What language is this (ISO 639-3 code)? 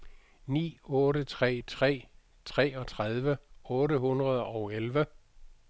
dan